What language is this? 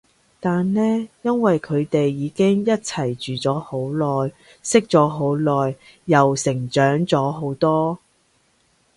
Cantonese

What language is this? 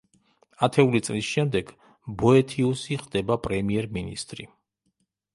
Georgian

